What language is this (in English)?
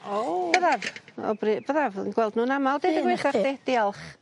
Welsh